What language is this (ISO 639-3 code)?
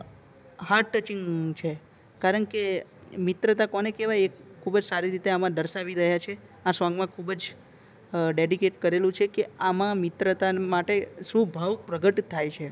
guj